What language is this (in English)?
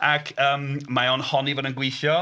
Welsh